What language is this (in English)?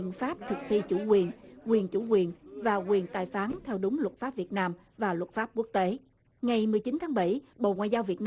Vietnamese